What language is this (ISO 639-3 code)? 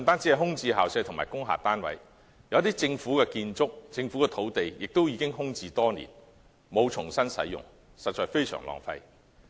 yue